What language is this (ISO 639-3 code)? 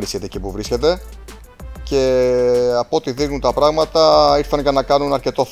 ell